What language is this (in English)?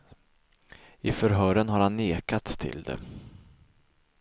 Swedish